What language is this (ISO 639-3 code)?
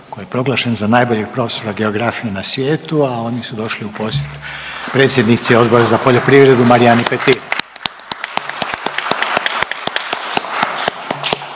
hrv